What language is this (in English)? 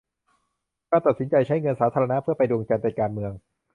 Thai